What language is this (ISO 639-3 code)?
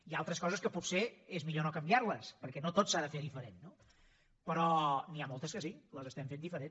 cat